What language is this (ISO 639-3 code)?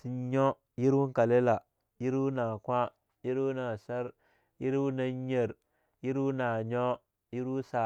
lnu